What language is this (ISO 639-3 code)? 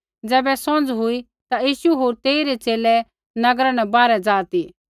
kfx